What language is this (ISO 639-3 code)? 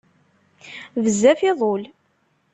kab